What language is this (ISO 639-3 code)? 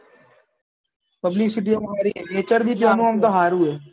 guj